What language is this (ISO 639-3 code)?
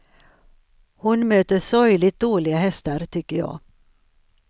swe